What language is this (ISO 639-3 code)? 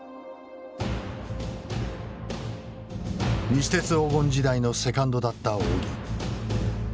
jpn